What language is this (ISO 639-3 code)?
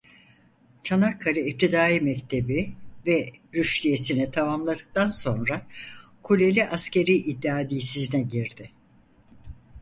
tur